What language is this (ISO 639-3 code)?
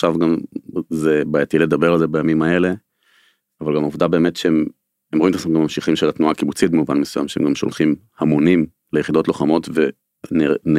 heb